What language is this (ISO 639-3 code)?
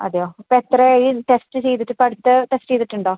mal